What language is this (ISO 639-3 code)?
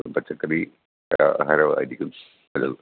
mal